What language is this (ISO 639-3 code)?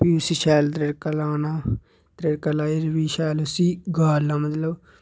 doi